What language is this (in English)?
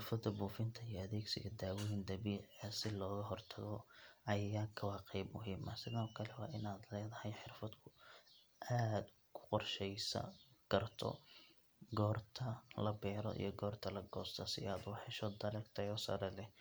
Somali